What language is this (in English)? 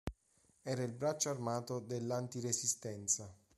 Italian